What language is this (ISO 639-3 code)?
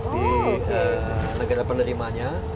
ind